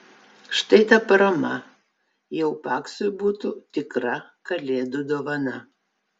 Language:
Lithuanian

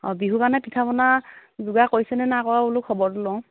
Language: Assamese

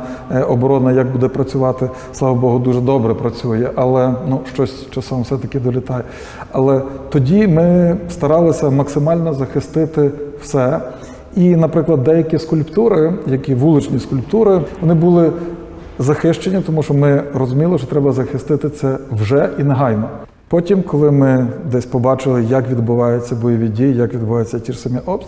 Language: Ukrainian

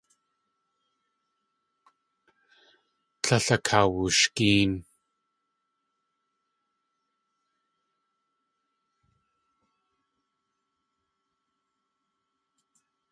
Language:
Tlingit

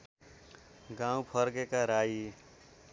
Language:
Nepali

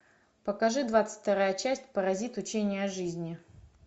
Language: Russian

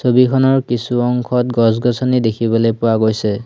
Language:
Assamese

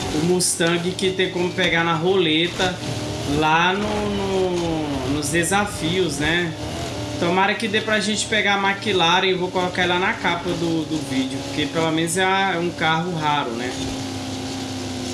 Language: Portuguese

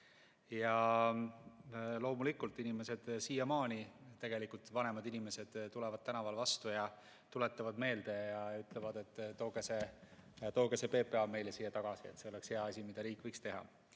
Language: Estonian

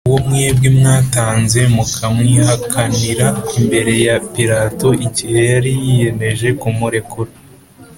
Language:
Kinyarwanda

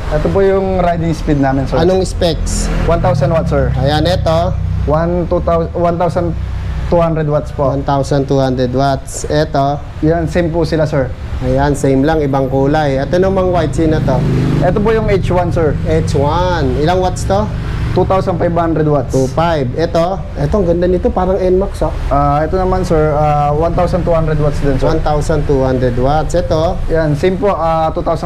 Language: Filipino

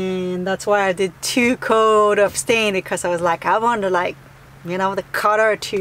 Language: English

